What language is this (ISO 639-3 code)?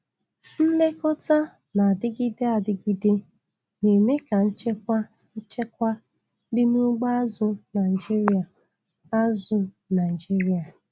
ibo